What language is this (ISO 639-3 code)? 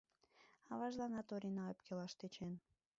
chm